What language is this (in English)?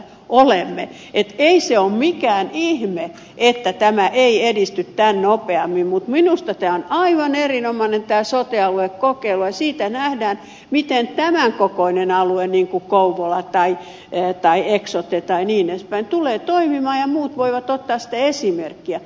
Finnish